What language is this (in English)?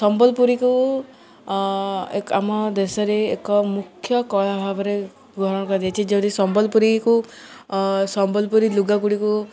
Odia